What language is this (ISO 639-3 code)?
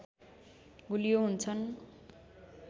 nep